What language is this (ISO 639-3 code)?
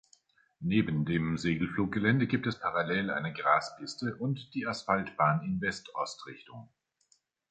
deu